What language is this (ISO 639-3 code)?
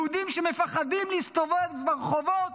heb